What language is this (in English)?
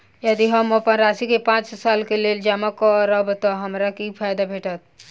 Maithili